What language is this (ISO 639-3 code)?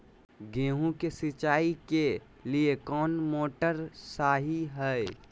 mag